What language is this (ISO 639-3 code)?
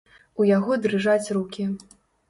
bel